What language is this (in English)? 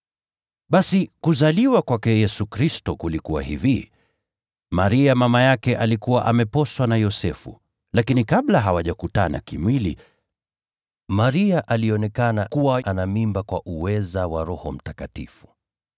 Swahili